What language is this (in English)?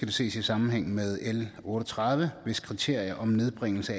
Danish